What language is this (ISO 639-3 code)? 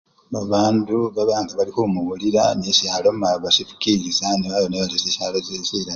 luy